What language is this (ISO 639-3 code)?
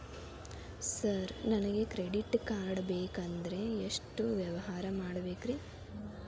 kan